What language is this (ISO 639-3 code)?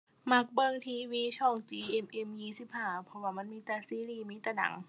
tha